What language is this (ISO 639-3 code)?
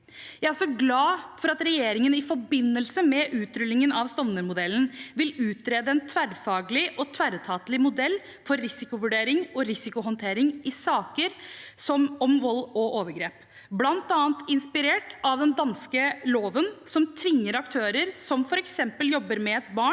nor